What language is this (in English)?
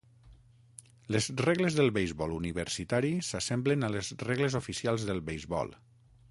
Catalan